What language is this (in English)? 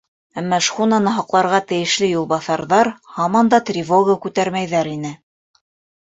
Bashkir